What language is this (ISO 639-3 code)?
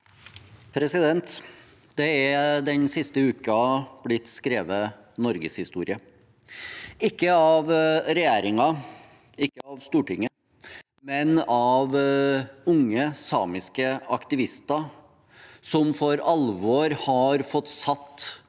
nor